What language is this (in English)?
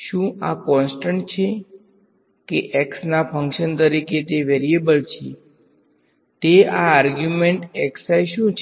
Gujarati